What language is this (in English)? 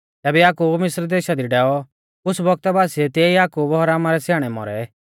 Mahasu Pahari